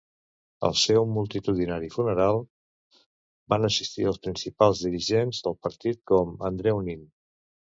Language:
Catalan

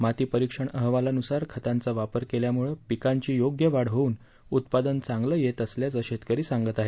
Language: Marathi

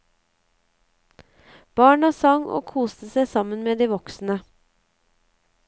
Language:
Norwegian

